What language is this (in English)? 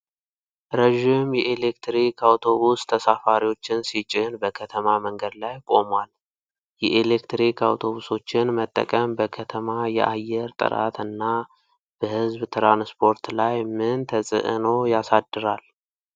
Amharic